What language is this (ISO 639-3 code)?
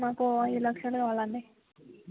tel